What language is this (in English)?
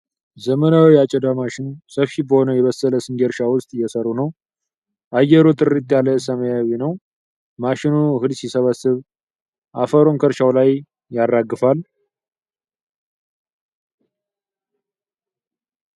Amharic